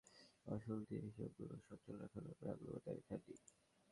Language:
Bangla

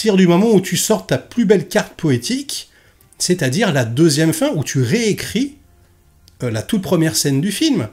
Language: French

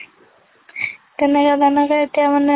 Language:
Assamese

